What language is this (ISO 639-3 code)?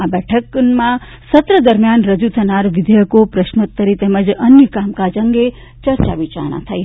guj